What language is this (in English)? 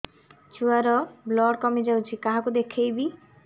Odia